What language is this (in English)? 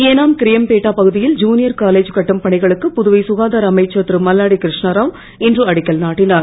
Tamil